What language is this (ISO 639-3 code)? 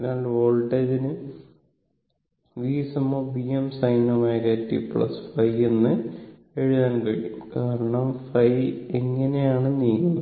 mal